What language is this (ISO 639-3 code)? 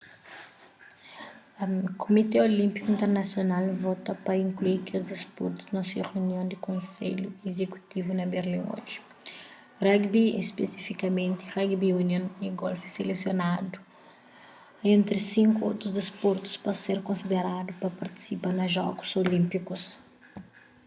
kea